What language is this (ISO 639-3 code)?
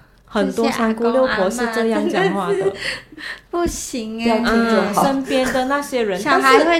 zho